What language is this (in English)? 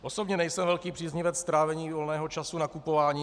Czech